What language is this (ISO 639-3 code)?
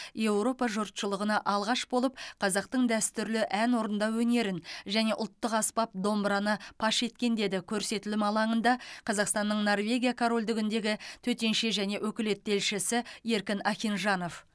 kaz